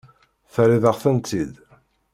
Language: Kabyle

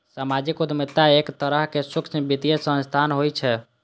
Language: Maithili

